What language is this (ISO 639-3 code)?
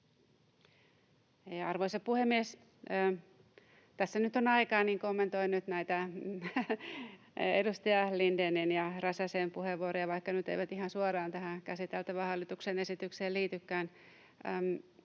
fin